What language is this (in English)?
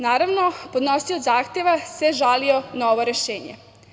Serbian